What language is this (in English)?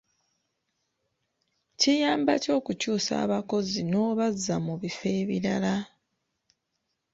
Ganda